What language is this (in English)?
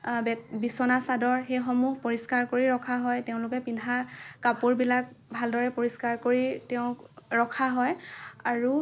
Assamese